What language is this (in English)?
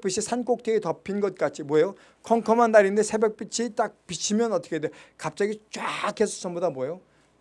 Korean